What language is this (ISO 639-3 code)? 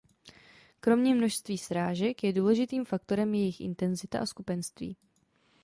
ces